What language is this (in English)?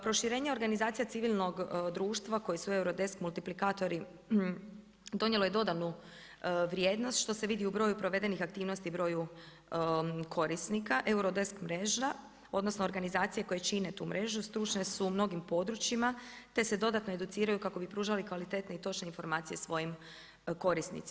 Croatian